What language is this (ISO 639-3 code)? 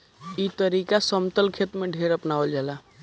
bho